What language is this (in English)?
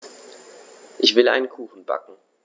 German